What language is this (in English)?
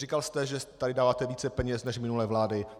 Czech